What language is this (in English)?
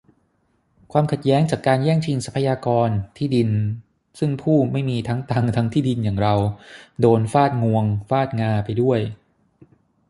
Thai